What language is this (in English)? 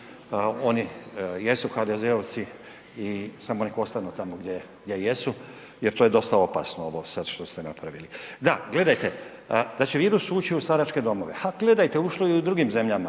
Croatian